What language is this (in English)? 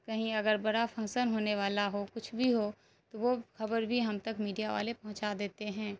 Urdu